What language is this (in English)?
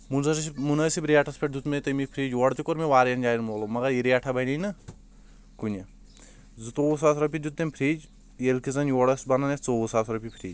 Kashmiri